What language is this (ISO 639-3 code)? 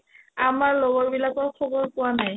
asm